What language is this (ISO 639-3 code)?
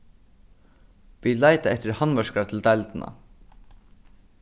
fao